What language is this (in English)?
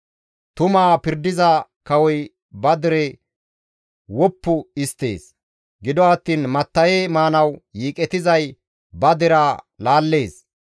Gamo